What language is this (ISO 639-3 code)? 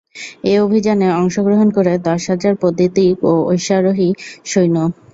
ben